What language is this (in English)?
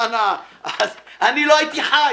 Hebrew